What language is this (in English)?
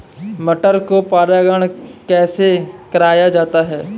Hindi